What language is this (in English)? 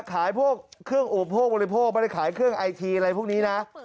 Thai